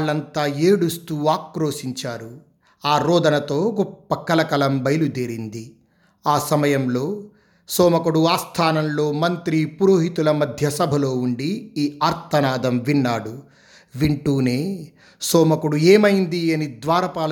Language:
Telugu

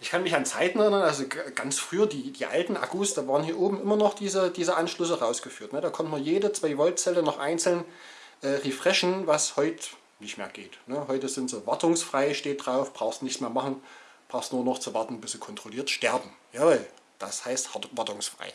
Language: German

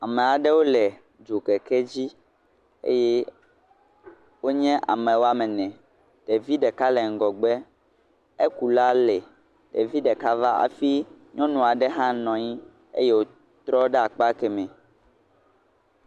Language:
Ewe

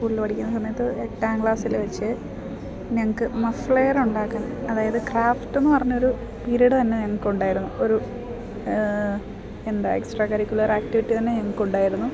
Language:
Malayalam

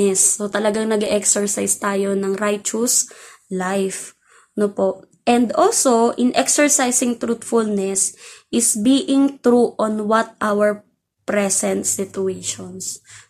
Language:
Filipino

